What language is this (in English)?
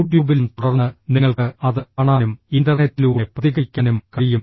Malayalam